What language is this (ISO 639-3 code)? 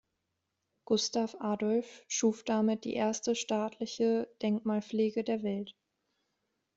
deu